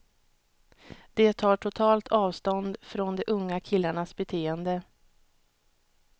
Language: Swedish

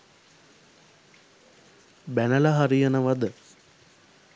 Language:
Sinhala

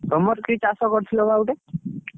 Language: Odia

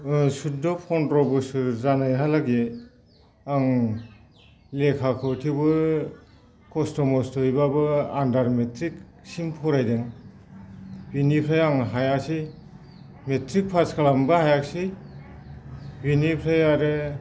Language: Bodo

